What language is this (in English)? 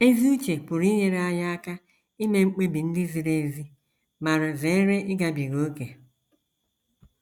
Igbo